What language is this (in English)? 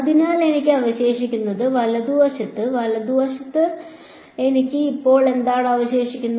Malayalam